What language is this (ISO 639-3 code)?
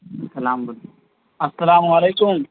urd